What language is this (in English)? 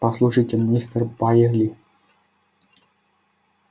Russian